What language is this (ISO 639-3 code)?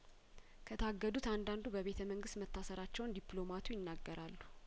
amh